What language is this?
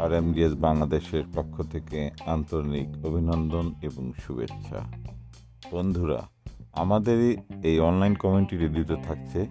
Bangla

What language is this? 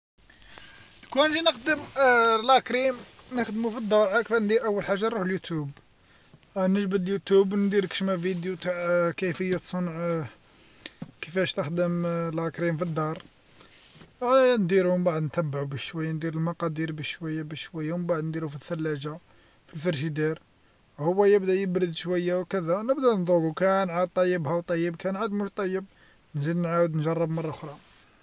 Algerian Arabic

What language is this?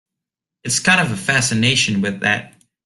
English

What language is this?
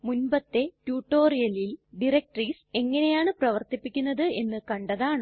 Malayalam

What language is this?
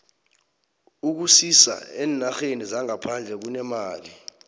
South Ndebele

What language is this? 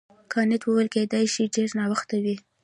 Pashto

